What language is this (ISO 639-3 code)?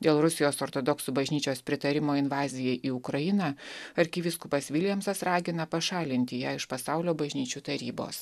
lit